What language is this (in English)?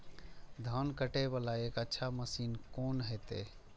Maithili